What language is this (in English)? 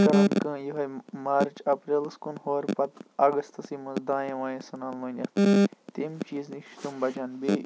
Kashmiri